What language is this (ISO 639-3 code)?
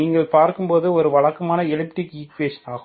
tam